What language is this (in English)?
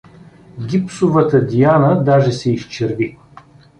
Bulgarian